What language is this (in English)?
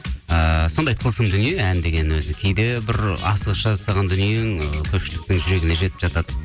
Kazakh